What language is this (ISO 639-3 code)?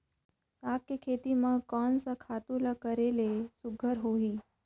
hne